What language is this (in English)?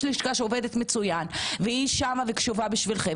Hebrew